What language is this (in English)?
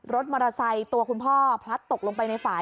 Thai